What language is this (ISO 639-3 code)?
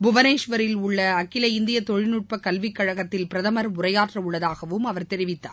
tam